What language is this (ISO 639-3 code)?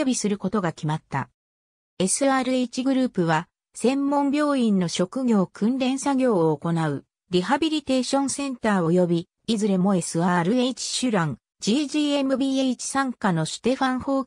jpn